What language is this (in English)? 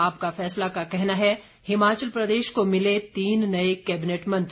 Hindi